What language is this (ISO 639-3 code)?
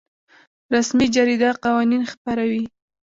pus